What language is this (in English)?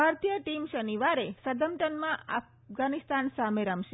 Gujarati